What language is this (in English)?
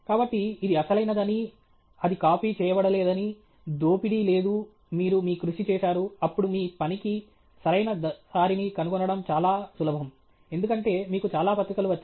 Telugu